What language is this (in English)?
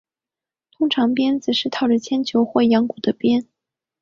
Chinese